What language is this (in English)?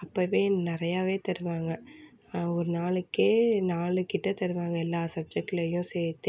Tamil